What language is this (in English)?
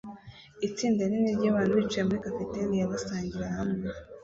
Kinyarwanda